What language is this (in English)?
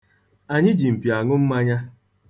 Igbo